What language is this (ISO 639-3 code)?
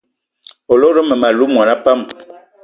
eto